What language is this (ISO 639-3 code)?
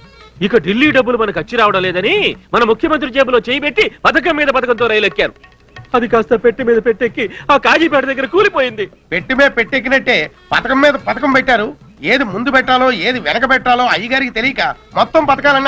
tel